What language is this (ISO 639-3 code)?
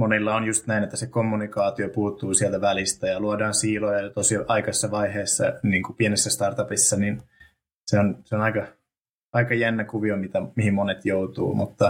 fin